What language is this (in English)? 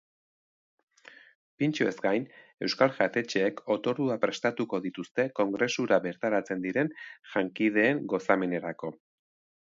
Basque